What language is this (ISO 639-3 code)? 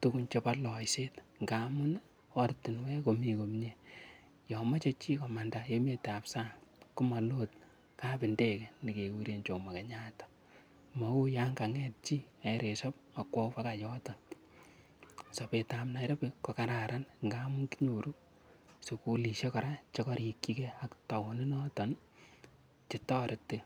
kln